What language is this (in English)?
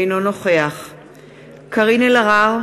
Hebrew